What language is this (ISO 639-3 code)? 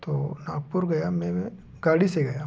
hin